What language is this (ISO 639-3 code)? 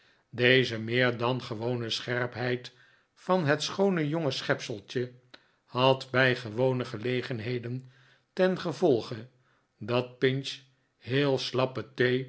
nld